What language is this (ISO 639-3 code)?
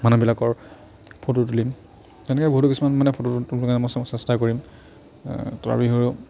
asm